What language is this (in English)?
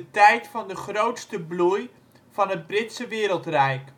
Dutch